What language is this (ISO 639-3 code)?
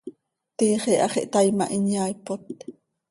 sei